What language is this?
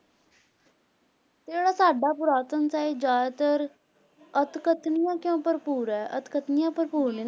Punjabi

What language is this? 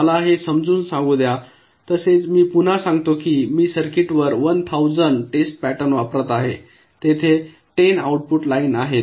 Marathi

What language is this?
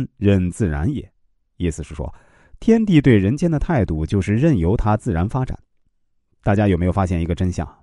Chinese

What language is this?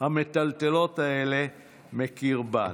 Hebrew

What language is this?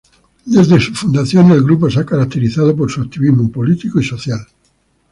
Spanish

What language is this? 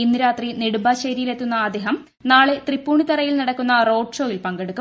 Malayalam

